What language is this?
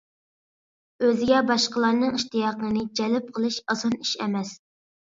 Uyghur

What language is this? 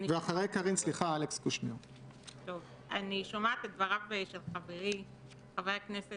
Hebrew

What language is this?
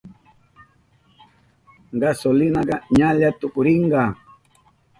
Southern Pastaza Quechua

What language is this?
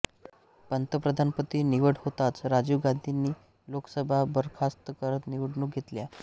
Marathi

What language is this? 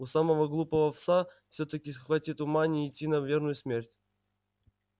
Russian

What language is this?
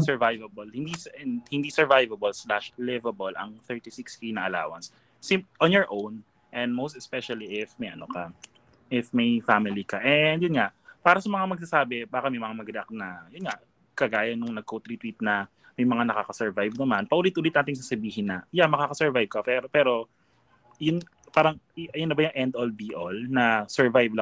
Filipino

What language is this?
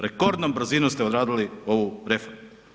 Croatian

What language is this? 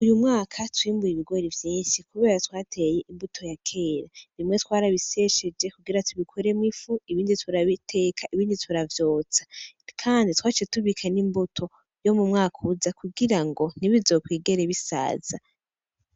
Rundi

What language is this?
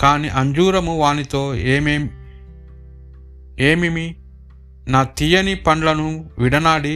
Telugu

